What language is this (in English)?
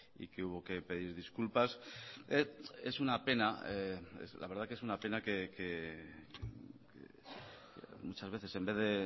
Spanish